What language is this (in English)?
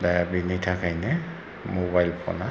Bodo